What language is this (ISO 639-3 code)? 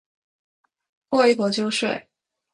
zho